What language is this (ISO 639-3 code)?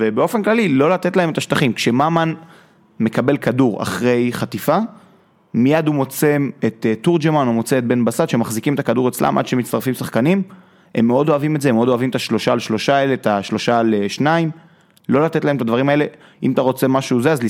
heb